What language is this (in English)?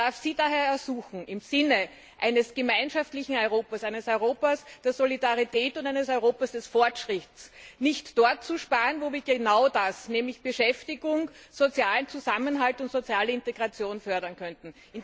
German